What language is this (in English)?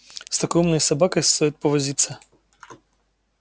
Russian